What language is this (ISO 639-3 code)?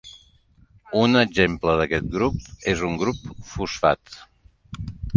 cat